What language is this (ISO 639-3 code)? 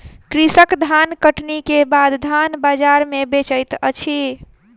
mai